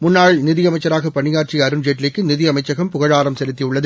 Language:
Tamil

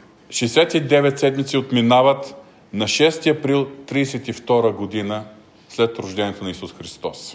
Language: Bulgarian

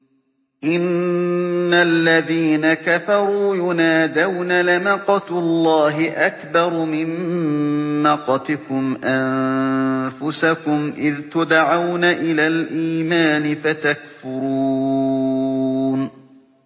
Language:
Arabic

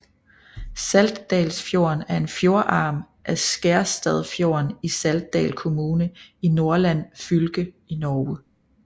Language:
Danish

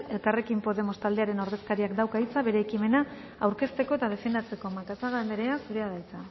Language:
Basque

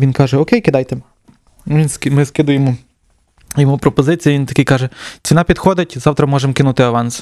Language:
Ukrainian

